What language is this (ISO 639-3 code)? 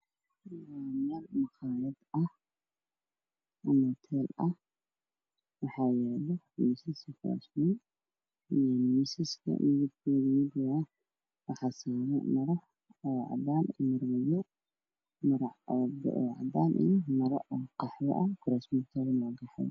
som